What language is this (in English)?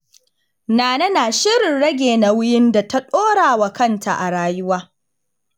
Hausa